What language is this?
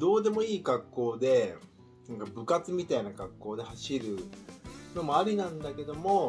Japanese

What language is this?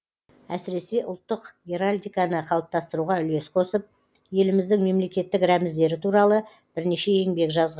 Kazakh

